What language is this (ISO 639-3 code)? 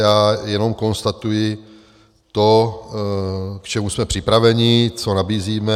ces